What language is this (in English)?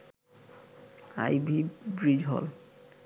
Bangla